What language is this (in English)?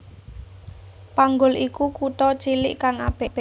Javanese